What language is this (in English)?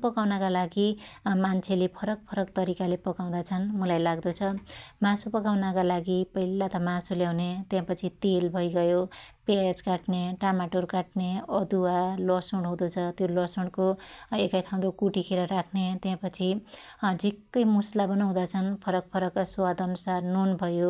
Dotyali